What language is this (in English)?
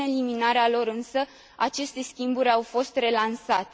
Romanian